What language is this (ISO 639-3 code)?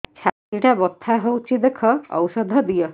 ori